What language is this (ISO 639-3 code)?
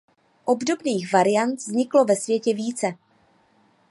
ces